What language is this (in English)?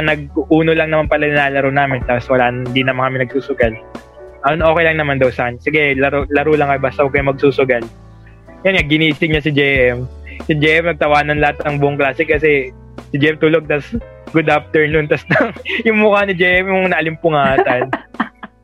Filipino